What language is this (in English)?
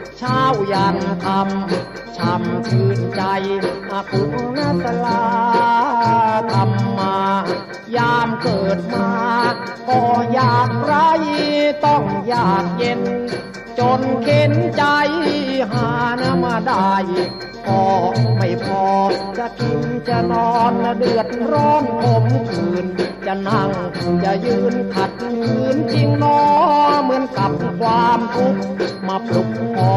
Thai